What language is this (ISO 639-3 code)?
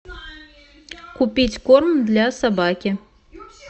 rus